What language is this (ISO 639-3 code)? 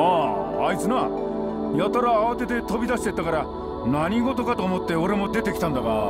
jpn